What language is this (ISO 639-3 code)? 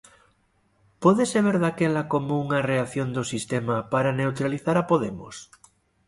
glg